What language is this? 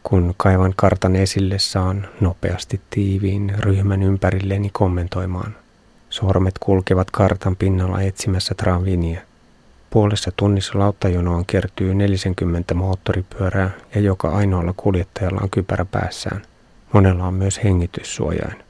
Finnish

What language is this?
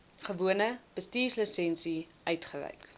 Afrikaans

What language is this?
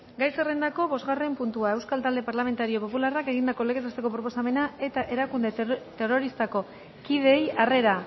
Basque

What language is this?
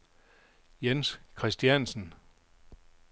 Danish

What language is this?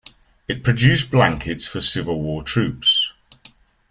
English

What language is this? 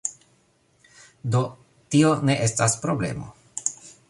Esperanto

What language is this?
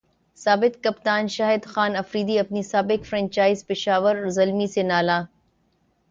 Urdu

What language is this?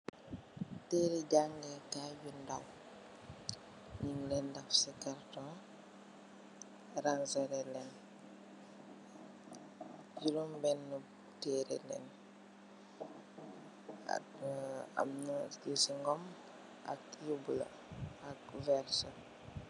Wolof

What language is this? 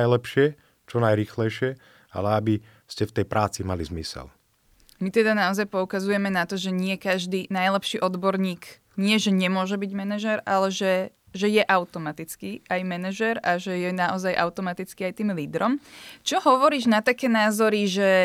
Slovak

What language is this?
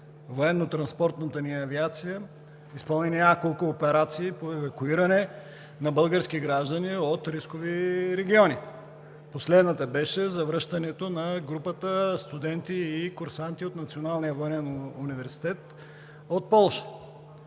Bulgarian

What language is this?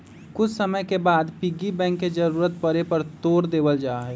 Magahi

